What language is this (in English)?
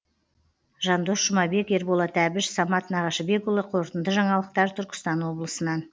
Kazakh